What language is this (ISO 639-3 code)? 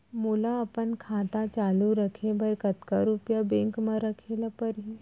hne